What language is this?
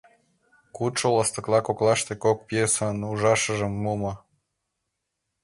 Mari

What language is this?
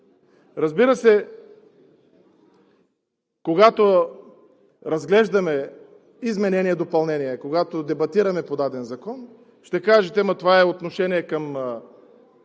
Bulgarian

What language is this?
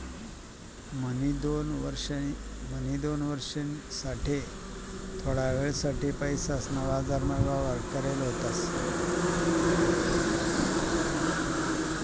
Marathi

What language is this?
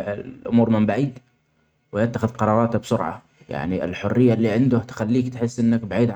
Omani Arabic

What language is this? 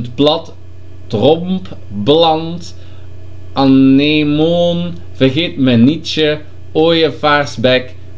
Dutch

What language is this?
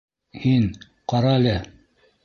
Bashkir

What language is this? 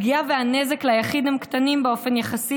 Hebrew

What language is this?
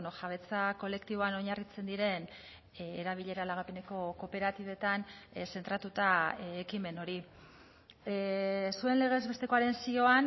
Basque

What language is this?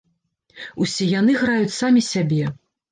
Belarusian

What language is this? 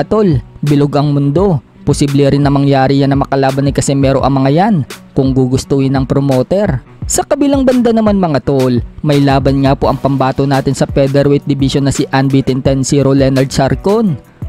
Filipino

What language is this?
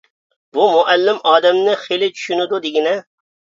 Uyghur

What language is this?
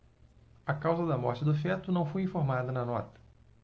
Portuguese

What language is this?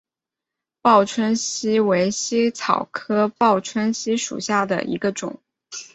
Chinese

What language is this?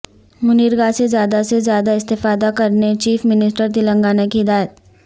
Urdu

